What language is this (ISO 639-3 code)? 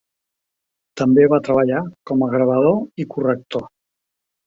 cat